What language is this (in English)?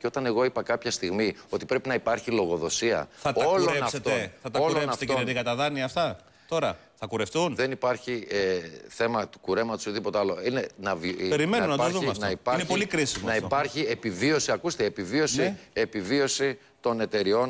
Greek